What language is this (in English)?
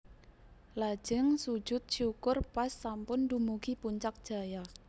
Javanese